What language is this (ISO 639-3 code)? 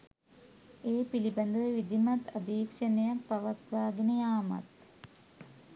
sin